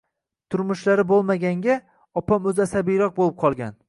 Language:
Uzbek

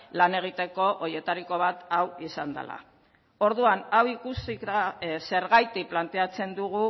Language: Basque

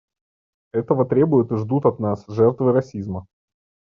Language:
Russian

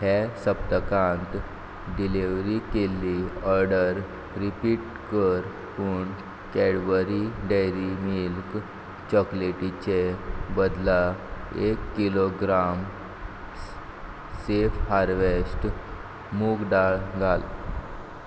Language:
Konkani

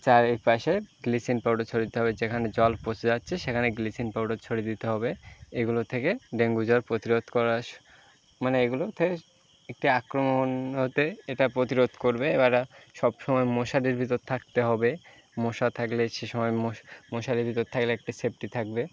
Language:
Bangla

